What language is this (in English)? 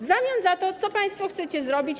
Polish